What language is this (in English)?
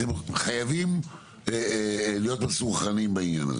Hebrew